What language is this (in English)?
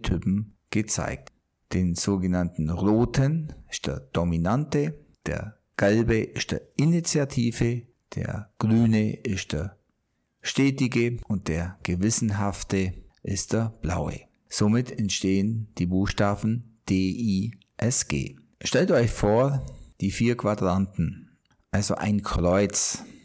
German